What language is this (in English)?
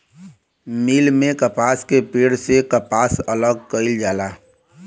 Bhojpuri